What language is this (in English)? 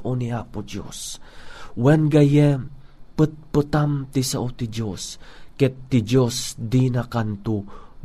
Filipino